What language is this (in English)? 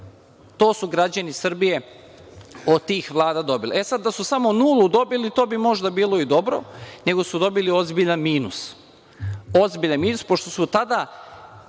Serbian